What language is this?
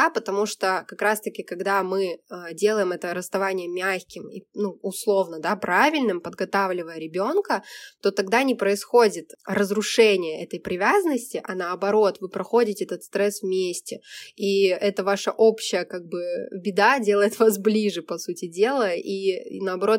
Russian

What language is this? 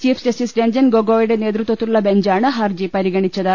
Malayalam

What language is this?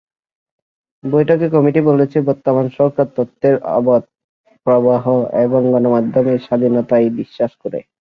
Bangla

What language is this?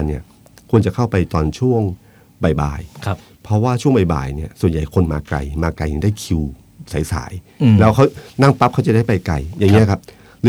Thai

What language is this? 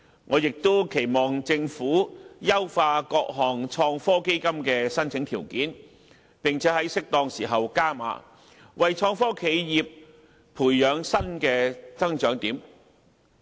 Cantonese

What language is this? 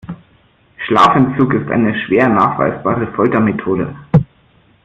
German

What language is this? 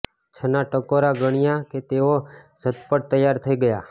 Gujarati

